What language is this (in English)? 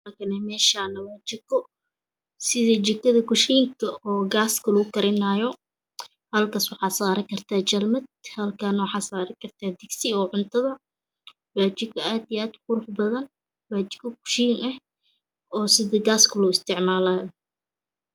Somali